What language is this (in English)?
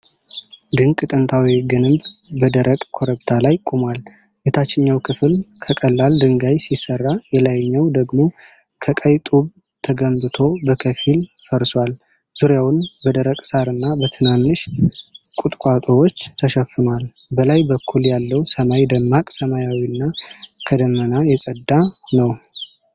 Amharic